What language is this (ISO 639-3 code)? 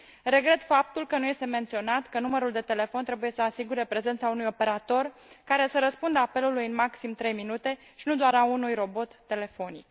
ron